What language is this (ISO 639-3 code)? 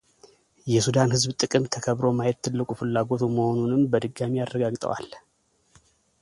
amh